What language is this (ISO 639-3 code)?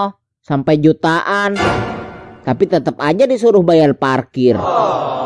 ind